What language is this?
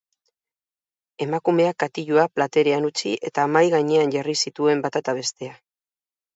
Basque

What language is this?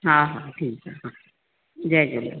Sindhi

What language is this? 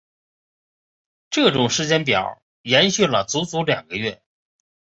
Chinese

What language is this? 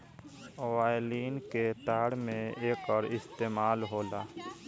Bhojpuri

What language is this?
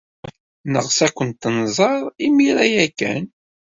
Kabyle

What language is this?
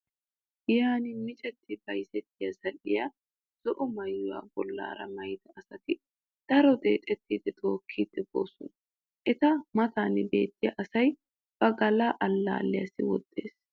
Wolaytta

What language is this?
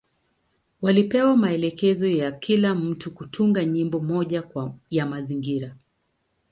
Swahili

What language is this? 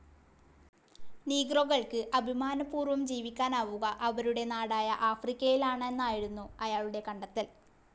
Malayalam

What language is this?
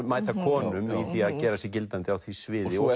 Icelandic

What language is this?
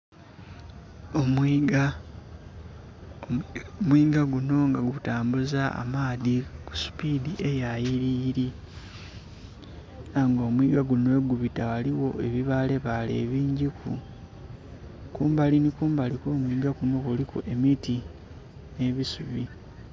Soga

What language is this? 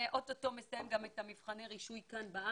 Hebrew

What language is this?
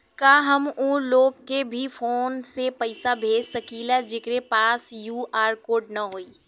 Bhojpuri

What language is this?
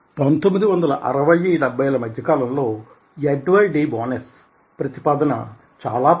Telugu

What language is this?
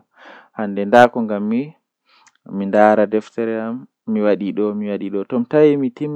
Western Niger Fulfulde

